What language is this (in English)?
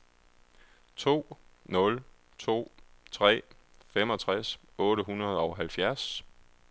Danish